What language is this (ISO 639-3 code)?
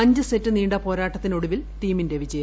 mal